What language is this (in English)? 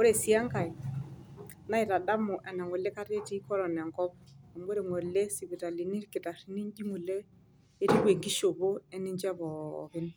Masai